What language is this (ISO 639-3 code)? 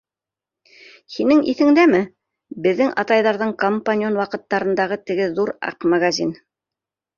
bak